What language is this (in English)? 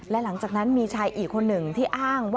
Thai